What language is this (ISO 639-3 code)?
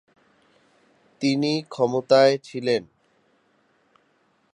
ben